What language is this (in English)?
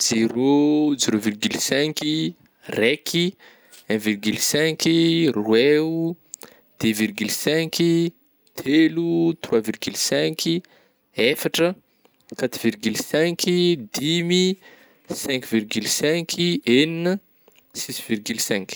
Northern Betsimisaraka Malagasy